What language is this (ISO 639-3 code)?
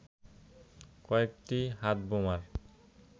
ben